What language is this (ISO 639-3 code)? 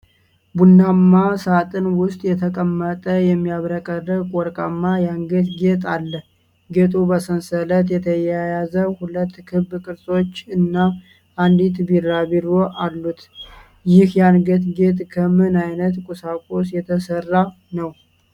amh